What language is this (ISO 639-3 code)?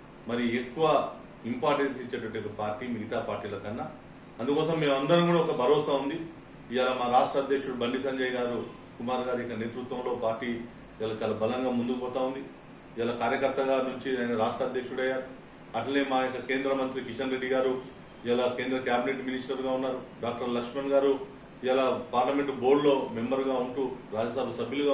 hin